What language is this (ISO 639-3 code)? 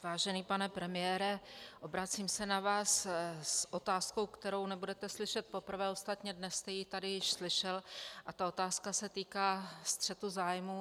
ces